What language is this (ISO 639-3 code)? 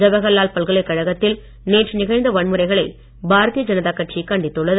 tam